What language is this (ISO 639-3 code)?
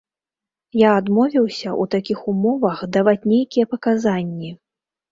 bel